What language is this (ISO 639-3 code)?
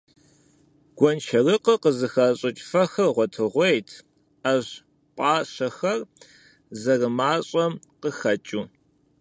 kbd